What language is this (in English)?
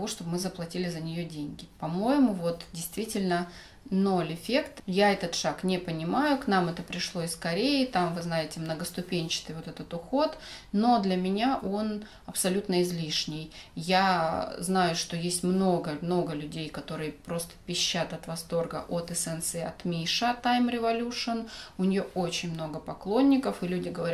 Russian